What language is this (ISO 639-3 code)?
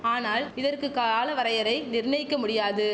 tam